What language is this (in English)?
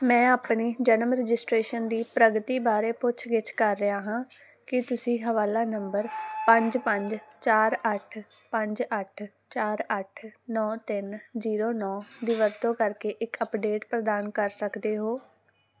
Punjabi